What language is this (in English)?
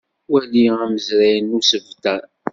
Kabyle